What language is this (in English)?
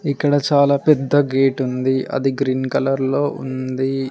Telugu